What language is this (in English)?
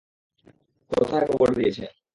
Bangla